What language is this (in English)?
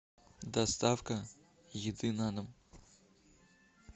Russian